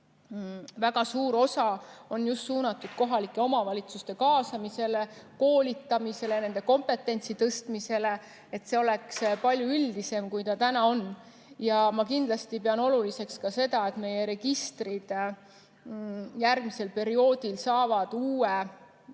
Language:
Estonian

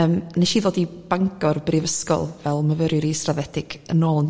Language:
Welsh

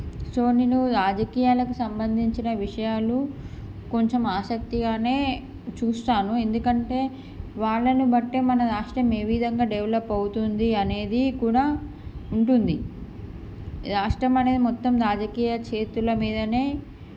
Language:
Telugu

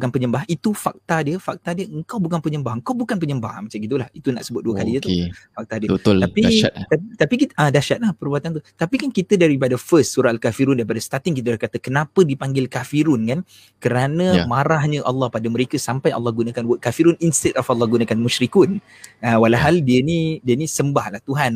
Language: Malay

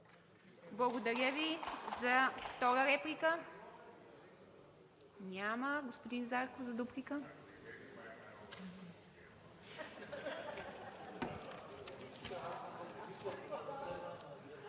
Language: Bulgarian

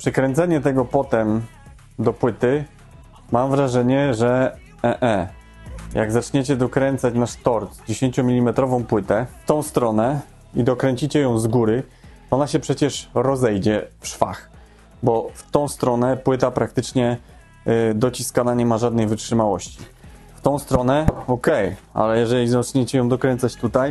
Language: Polish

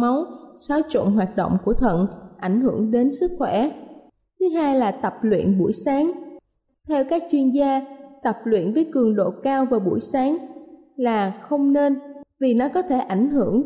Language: Vietnamese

